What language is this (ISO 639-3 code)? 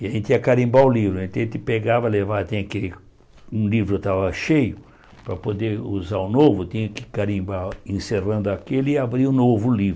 por